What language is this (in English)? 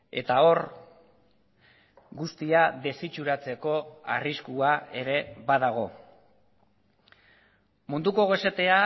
Basque